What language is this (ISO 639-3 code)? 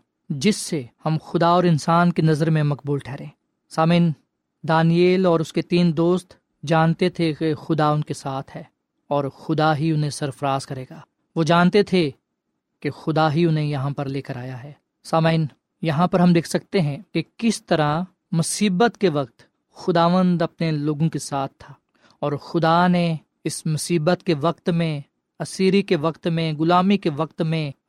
urd